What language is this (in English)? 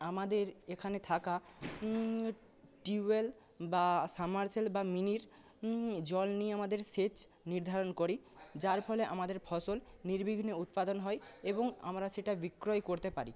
Bangla